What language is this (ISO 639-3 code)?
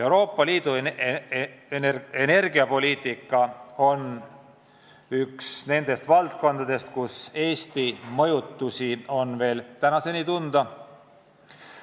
est